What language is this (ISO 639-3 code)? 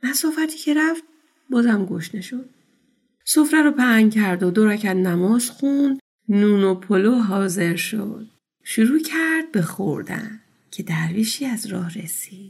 fas